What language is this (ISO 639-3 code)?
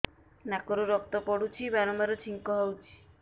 ori